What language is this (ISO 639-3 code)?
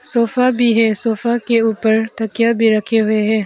hin